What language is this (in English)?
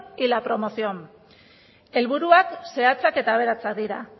Basque